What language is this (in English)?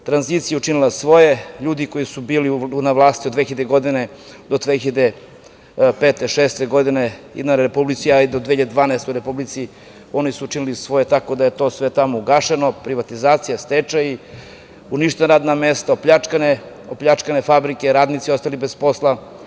Serbian